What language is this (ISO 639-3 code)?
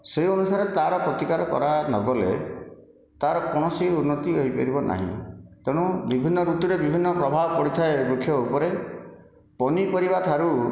ori